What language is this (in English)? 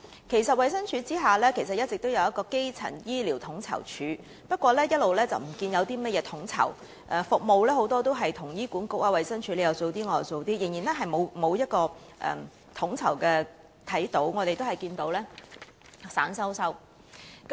Cantonese